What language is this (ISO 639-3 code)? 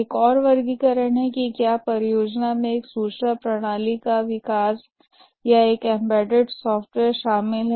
hin